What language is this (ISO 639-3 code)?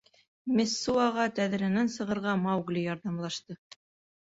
bak